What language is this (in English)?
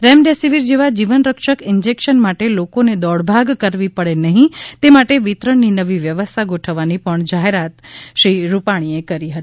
Gujarati